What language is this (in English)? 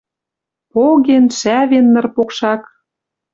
Western Mari